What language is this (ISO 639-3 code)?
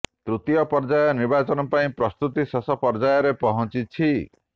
ori